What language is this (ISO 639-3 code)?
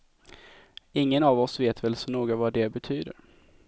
swe